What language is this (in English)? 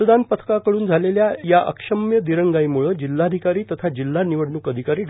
Marathi